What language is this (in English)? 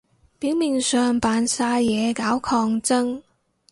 Cantonese